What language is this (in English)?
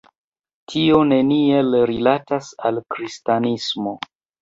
Esperanto